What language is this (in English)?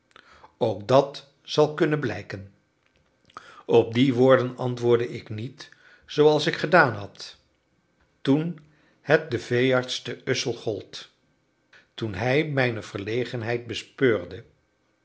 Dutch